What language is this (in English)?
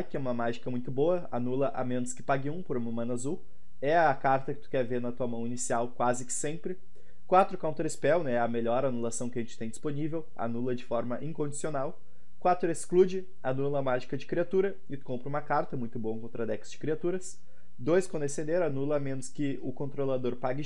Portuguese